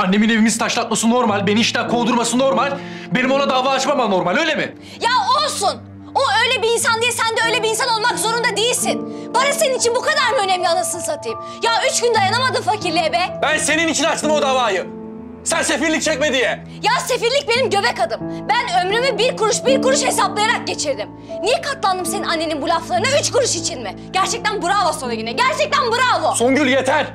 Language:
Turkish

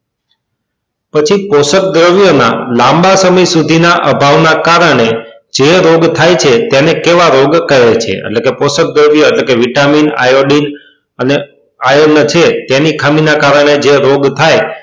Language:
Gujarati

